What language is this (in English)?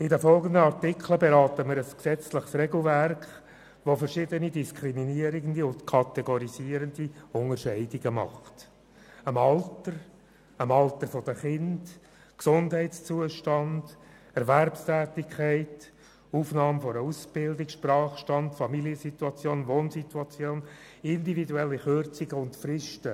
Swiss German